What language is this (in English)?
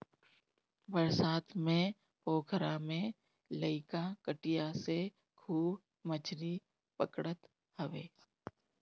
Bhojpuri